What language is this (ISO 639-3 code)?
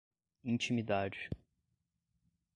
por